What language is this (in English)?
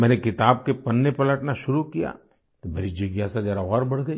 Hindi